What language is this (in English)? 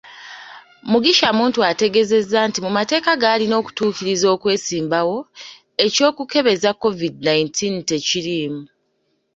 Ganda